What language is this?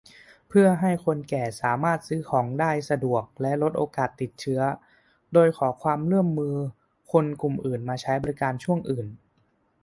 Thai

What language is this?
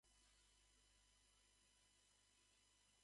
Japanese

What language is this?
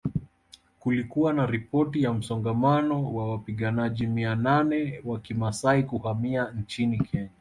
Swahili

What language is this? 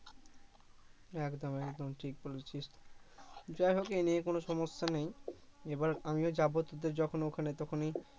Bangla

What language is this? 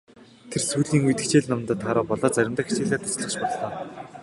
Mongolian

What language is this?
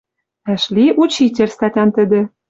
Western Mari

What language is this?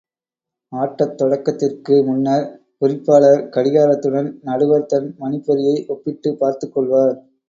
Tamil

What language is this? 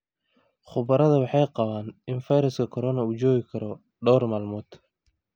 Somali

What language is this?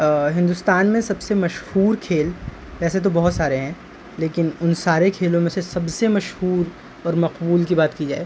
Urdu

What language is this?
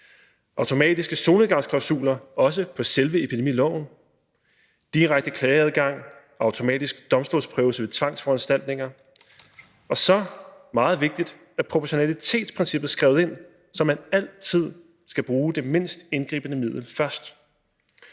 Danish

